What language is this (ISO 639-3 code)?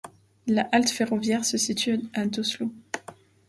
fra